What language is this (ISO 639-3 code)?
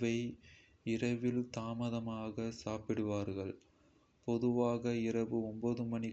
kfe